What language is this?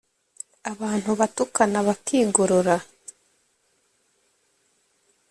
Kinyarwanda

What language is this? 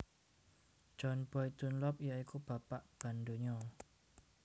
Javanese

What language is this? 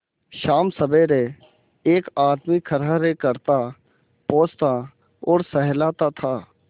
Hindi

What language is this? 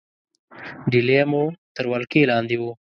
Pashto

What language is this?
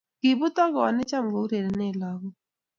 Kalenjin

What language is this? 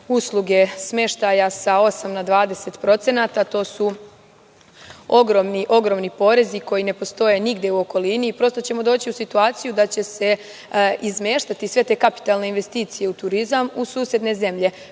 Serbian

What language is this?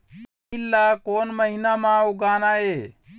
Chhattisgarhi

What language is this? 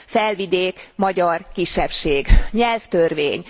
Hungarian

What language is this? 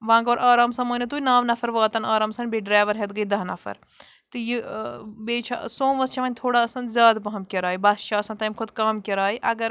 Kashmiri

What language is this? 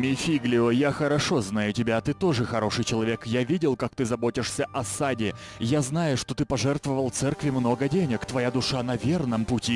Russian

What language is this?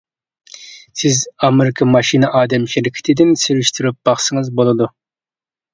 Uyghur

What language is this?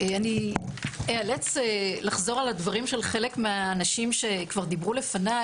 Hebrew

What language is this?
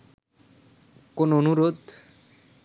Bangla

